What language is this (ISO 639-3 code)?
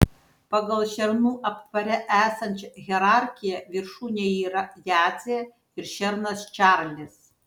lit